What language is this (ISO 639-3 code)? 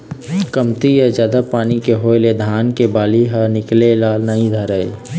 hne